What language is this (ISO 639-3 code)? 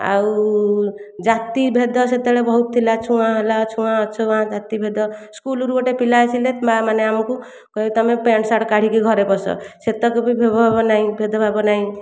ori